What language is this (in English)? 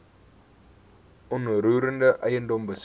Afrikaans